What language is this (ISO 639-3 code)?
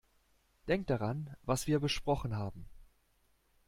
deu